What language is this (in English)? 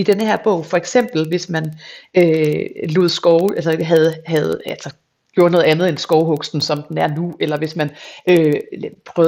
Danish